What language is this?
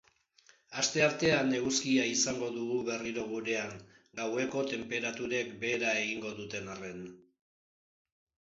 Basque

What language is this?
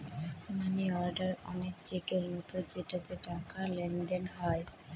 Bangla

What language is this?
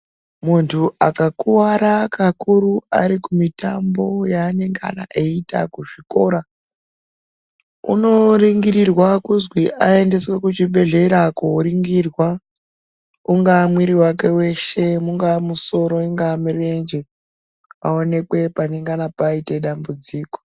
Ndau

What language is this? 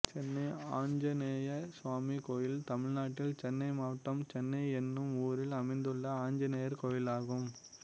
Tamil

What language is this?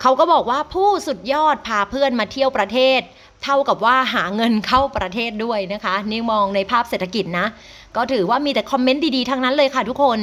Thai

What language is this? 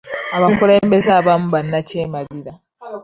Ganda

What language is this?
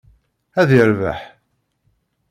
Kabyle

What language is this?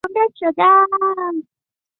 Chinese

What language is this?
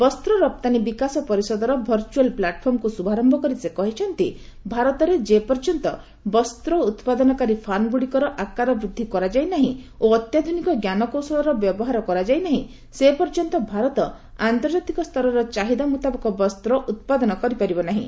Odia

